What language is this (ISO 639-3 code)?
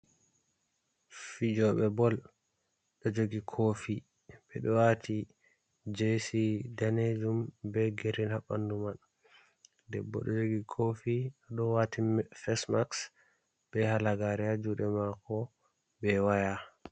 ful